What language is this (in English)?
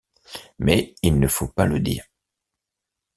French